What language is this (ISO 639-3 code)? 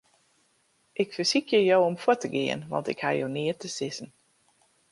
fry